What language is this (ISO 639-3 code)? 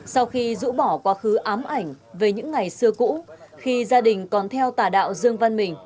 vie